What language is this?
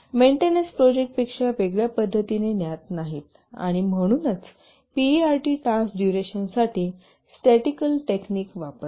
Marathi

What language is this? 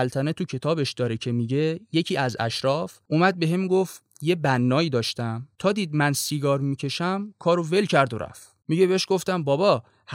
Persian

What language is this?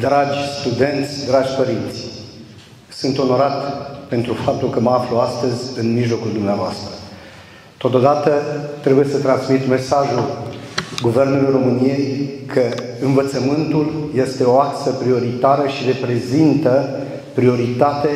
Romanian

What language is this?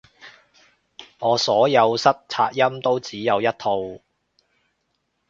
Cantonese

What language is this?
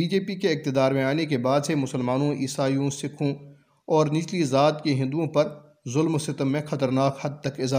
Urdu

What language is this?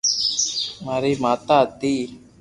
Loarki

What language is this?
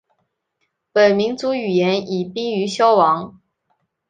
Chinese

